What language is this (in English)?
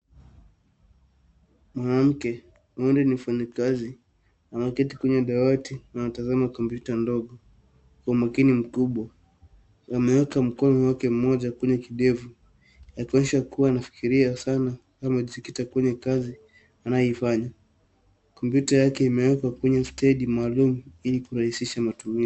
Swahili